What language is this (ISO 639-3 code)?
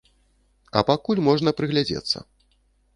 bel